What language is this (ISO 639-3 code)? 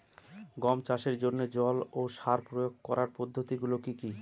ben